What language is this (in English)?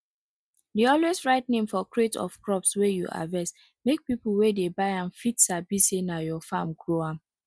Nigerian Pidgin